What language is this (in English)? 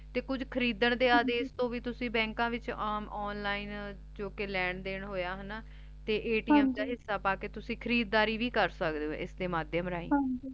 Punjabi